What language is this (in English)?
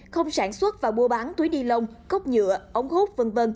Vietnamese